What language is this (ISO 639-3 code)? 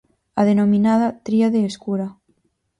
glg